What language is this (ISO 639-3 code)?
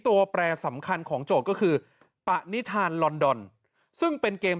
tha